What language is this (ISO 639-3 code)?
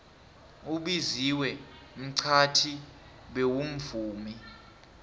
nbl